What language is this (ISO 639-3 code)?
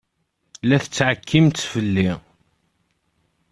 kab